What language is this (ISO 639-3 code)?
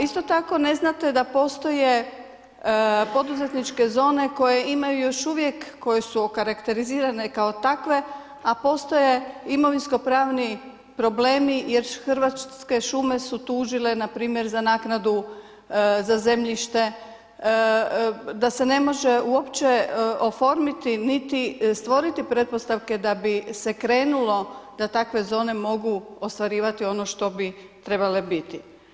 hrv